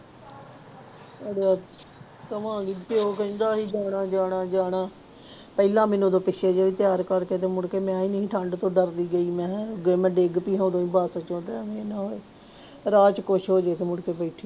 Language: Punjabi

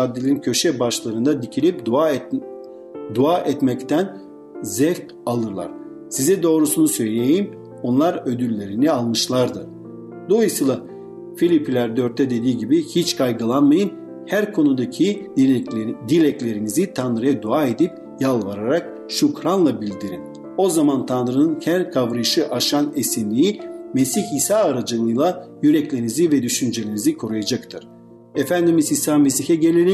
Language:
Turkish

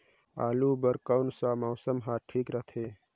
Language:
Chhattisgarhi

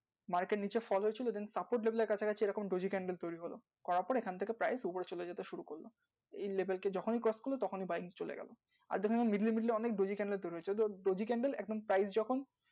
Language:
Bangla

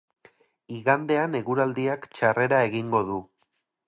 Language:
Basque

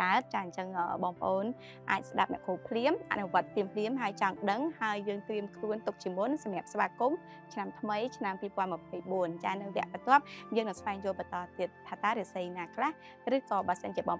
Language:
Vietnamese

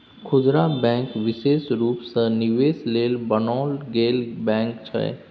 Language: Maithili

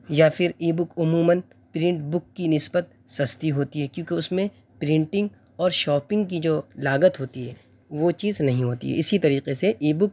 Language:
Urdu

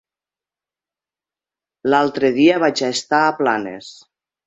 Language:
Catalan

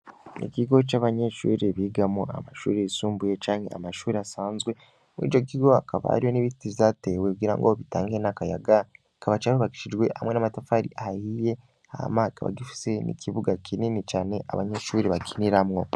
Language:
Rundi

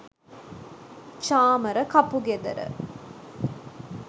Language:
Sinhala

